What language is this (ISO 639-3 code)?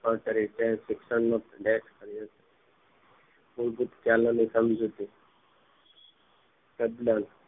guj